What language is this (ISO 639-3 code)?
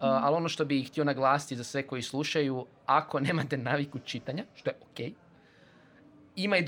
hrv